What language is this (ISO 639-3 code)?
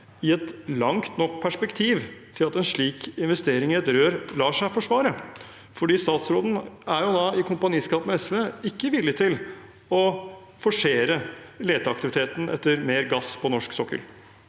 nor